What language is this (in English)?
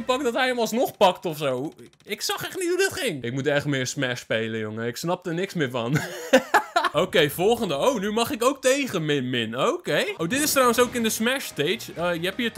Dutch